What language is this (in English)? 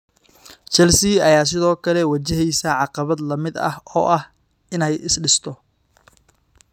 Somali